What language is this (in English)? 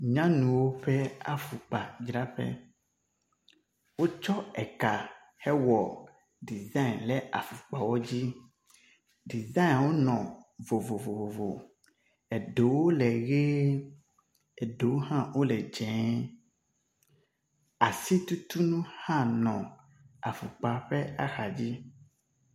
Ewe